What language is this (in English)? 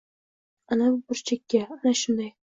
Uzbek